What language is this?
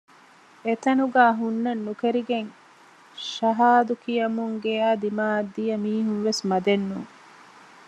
Divehi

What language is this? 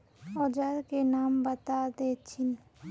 Magahi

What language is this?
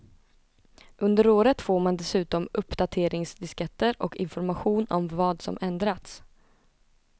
Swedish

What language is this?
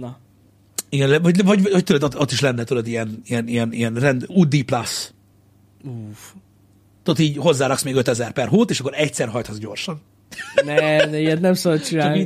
Hungarian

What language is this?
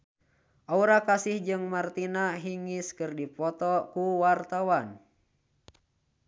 Sundanese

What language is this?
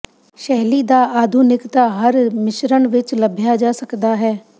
Punjabi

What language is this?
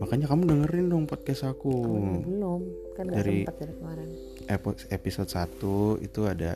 Indonesian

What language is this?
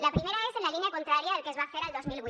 Catalan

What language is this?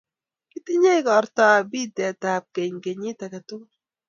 Kalenjin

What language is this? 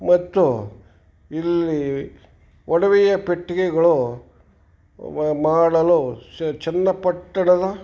Kannada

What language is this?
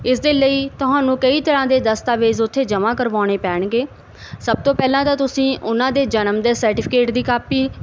Punjabi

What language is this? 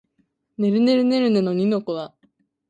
Japanese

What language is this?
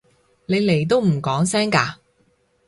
Cantonese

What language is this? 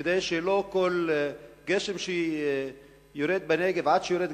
Hebrew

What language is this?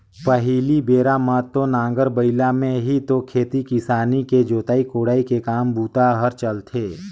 Chhattisgarhi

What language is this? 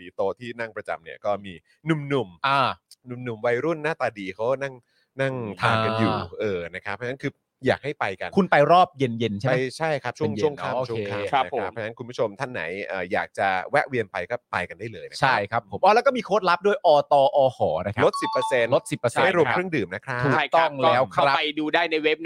Thai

